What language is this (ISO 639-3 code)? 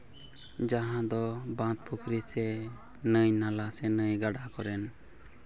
sat